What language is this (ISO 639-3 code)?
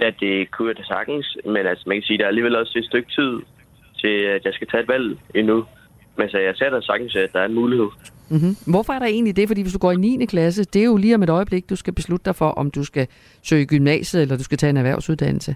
dan